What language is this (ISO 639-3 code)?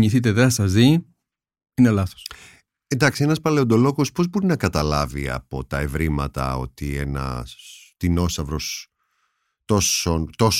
ell